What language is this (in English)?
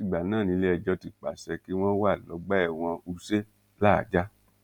Yoruba